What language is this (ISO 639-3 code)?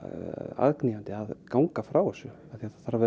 isl